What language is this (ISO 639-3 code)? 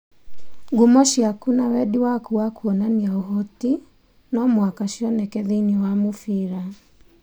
kik